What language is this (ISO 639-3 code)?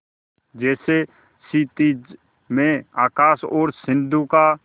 hin